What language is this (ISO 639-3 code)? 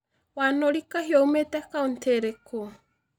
kik